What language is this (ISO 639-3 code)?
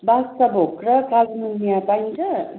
nep